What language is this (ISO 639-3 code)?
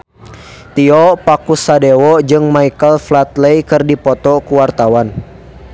sun